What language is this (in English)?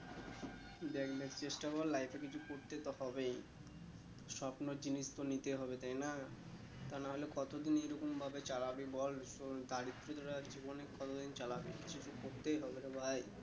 Bangla